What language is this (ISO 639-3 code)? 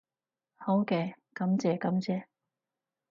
yue